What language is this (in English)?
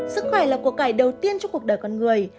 Vietnamese